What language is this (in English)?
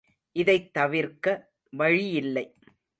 Tamil